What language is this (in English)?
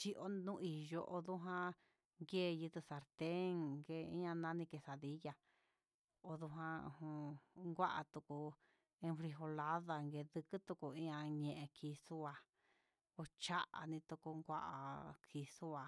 Huitepec Mixtec